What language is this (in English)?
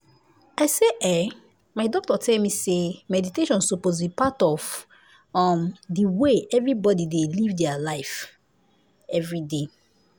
Nigerian Pidgin